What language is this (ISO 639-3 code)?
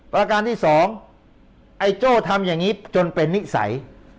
tha